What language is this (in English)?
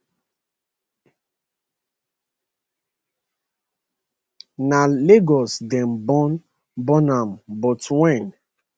Nigerian Pidgin